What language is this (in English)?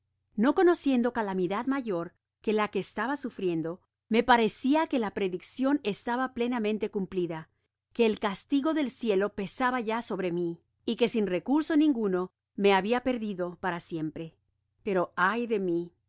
Spanish